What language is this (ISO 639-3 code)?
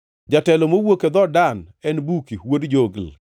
luo